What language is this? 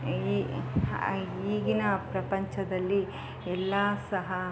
Kannada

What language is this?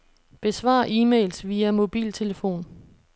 Danish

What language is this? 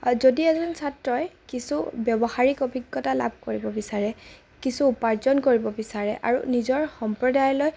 Assamese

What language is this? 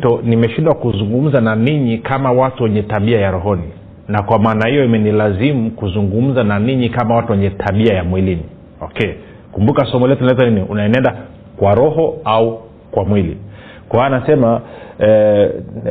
Swahili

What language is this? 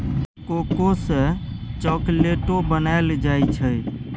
Maithili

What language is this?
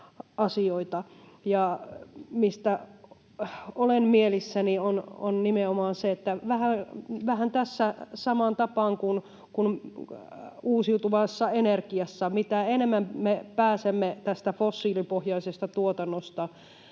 Finnish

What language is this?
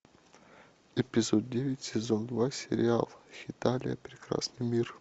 Russian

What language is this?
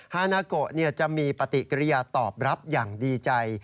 Thai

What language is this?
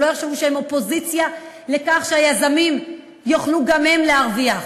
Hebrew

